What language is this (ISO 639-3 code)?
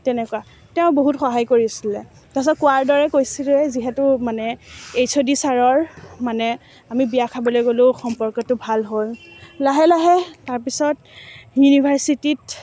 asm